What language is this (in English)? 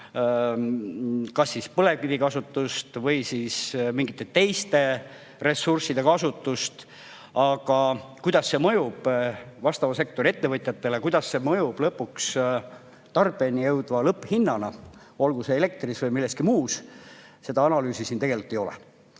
Estonian